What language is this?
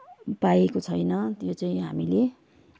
Nepali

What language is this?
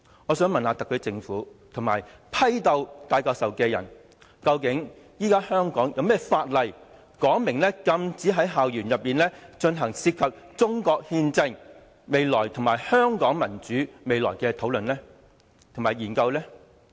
Cantonese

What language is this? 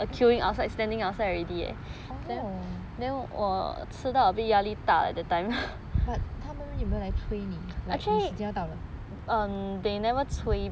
English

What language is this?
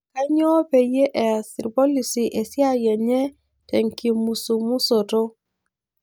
Masai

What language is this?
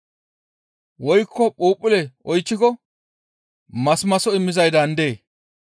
Gamo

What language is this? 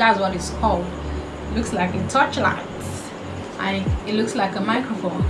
English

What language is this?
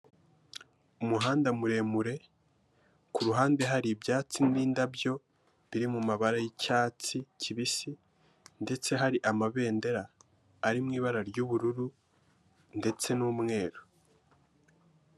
Kinyarwanda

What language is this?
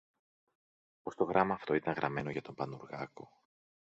Greek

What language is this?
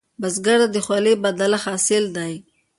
Pashto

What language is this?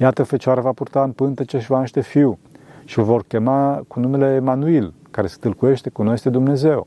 Romanian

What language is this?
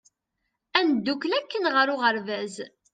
Kabyle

